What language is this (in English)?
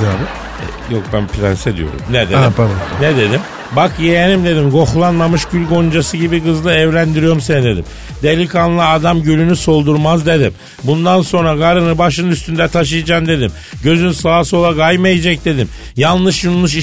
Turkish